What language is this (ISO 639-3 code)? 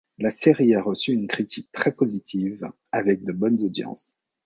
fra